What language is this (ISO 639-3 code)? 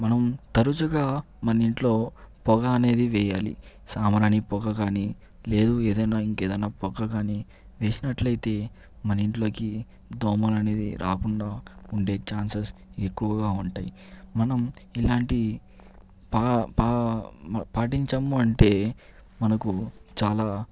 tel